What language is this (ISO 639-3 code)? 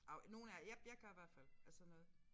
dan